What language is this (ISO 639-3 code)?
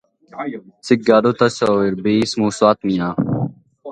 lav